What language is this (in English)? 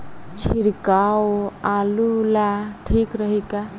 Bhojpuri